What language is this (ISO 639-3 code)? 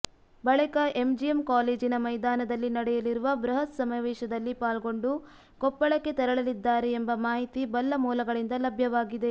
kan